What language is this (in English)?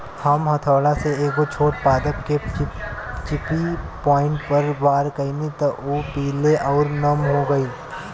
Bhojpuri